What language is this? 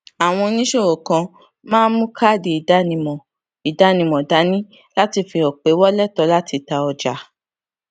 Yoruba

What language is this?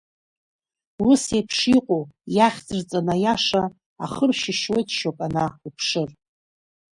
Abkhazian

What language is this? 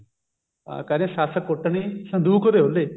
Punjabi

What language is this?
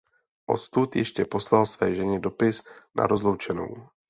Czech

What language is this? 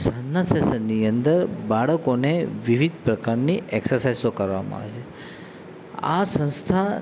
Gujarati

